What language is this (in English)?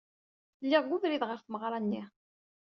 Kabyle